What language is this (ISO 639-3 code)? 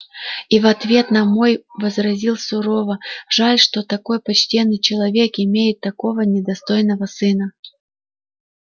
rus